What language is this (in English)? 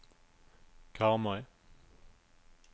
Norwegian